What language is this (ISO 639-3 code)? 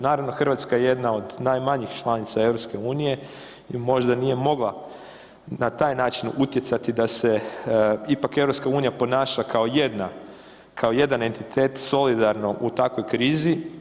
hrv